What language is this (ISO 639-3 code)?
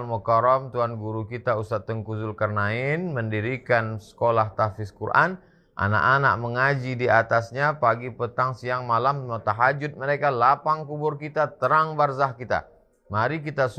ind